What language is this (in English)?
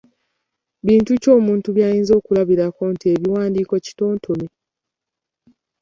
Ganda